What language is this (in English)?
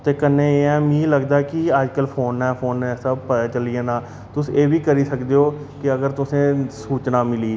Dogri